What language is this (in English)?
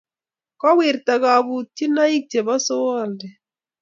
Kalenjin